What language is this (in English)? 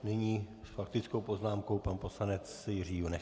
Czech